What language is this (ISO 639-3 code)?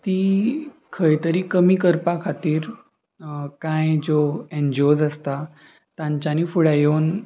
kok